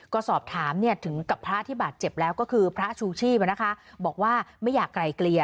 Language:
Thai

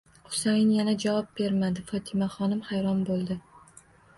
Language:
Uzbek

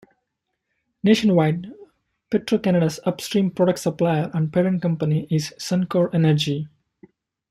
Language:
English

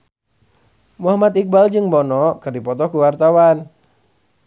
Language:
Sundanese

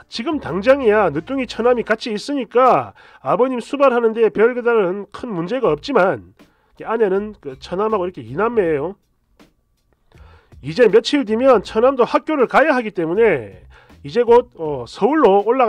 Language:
Korean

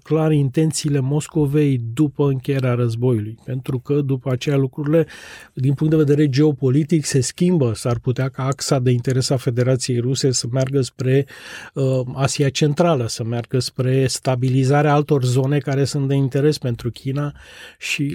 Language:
Romanian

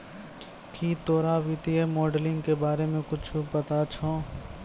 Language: Maithili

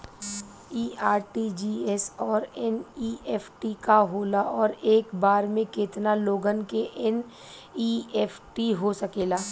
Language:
Bhojpuri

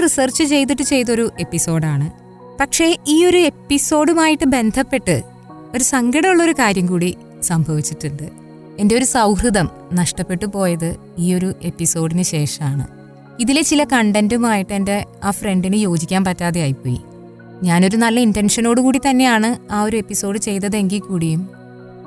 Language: Malayalam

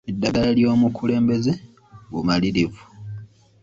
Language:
Ganda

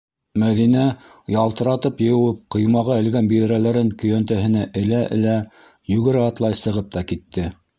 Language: Bashkir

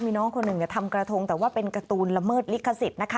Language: Thai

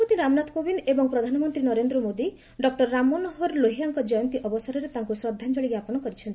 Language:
Odia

